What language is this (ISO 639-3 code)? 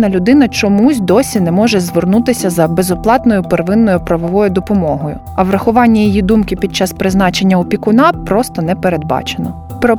ukr